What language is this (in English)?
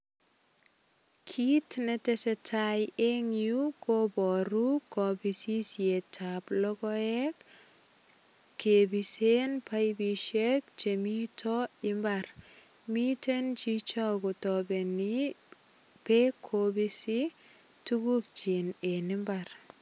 Kalenjin